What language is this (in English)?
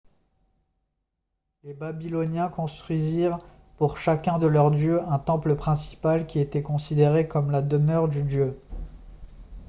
French